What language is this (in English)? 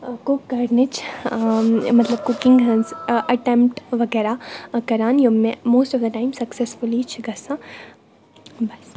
Kashmiri